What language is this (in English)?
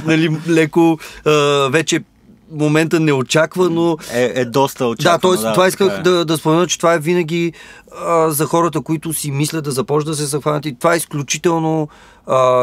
Bulgarian